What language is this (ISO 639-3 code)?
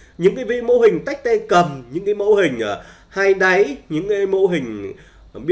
vie